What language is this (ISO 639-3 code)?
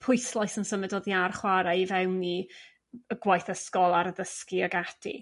cym